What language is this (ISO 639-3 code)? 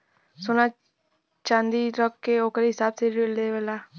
bho